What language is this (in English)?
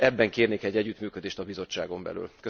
Hungarian